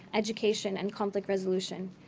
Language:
English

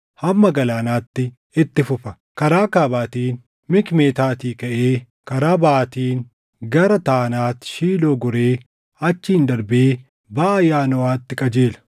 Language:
Oromo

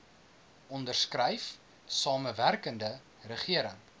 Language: Afrikaans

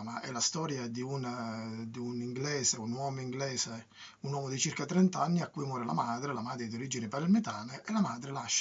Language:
Italian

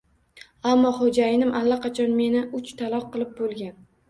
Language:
Uzbek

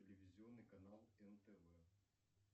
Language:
Russian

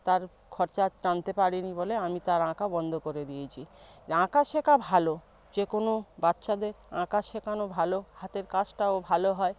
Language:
Bangla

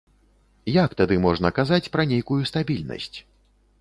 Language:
Belarusian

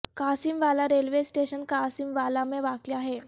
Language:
Urdu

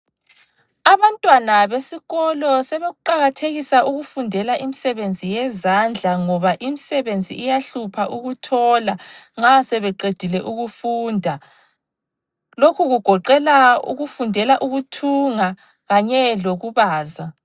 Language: North Ndebele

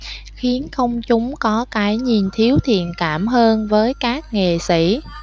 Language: Vietnamese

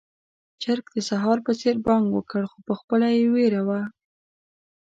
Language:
Pashto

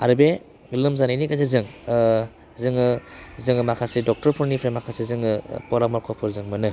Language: Bodo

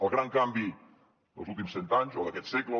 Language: Catalan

